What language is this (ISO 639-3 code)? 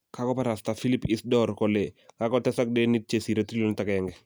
kln